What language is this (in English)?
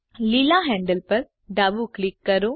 Gujarati